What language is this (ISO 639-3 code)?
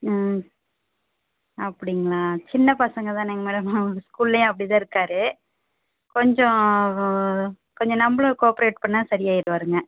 tam